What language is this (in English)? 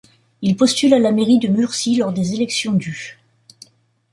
French